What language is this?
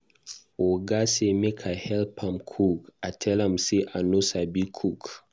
Nigerian Pidgin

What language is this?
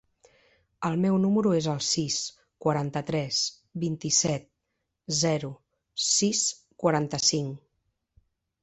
Catalan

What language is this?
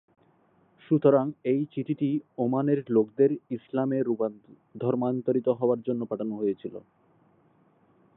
Bangla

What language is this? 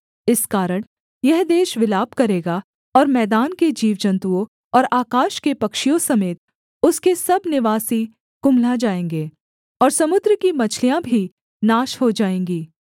Hindi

